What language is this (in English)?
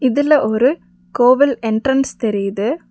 Tamil